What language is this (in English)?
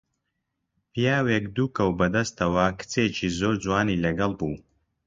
Central Kurdish